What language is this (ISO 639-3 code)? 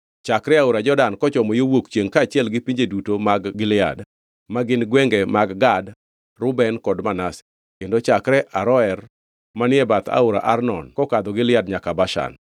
luo